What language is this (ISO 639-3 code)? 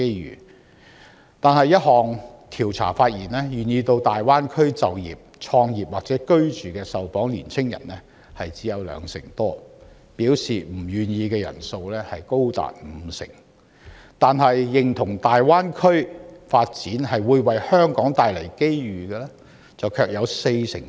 yue